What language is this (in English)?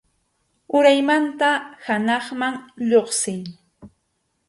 Arequipa-La Unión Quechua